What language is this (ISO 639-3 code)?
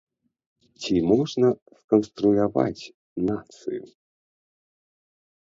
bel